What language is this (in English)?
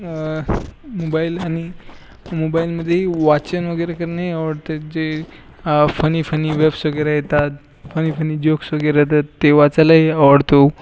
Marathi